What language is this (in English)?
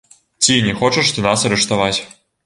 Belarusian